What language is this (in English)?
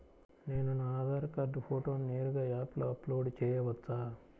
Telugu